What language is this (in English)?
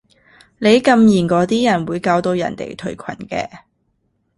Cantonese